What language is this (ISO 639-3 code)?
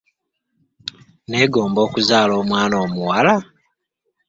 lug